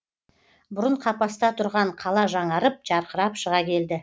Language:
Kazakh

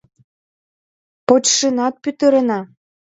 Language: Mari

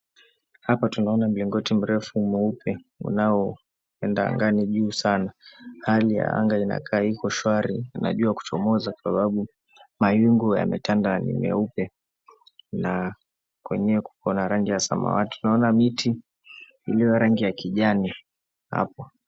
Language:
Swahili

